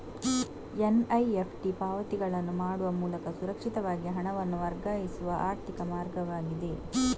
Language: Kannada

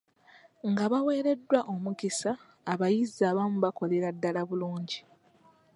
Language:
Ganda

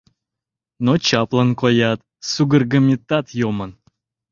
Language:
Mari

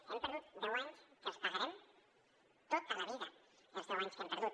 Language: Catalan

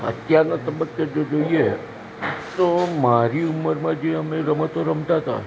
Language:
Gujarati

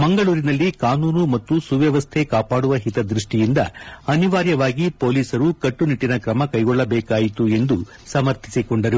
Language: Kannada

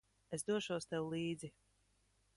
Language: Latvian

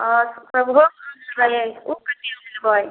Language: Maithili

